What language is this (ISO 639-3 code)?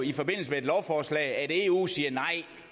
dan